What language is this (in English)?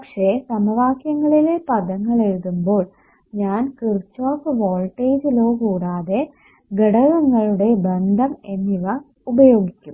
Malayalam